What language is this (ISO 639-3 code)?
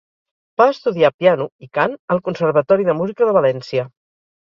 cat